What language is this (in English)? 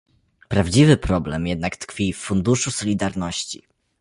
Polish